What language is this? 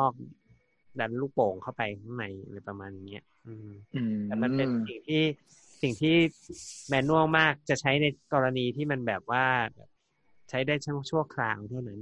Thai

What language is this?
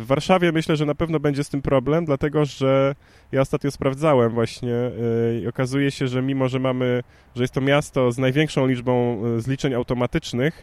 Polish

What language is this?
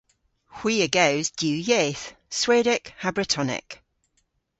Cornish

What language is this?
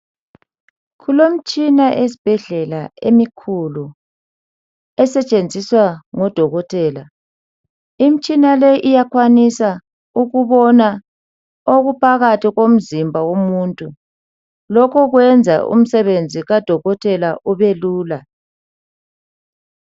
North Ndebele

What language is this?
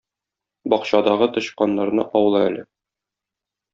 Tatar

